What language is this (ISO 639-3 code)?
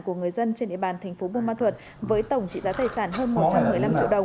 vie